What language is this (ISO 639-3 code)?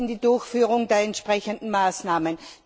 deu